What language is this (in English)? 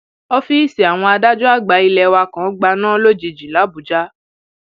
Yoruba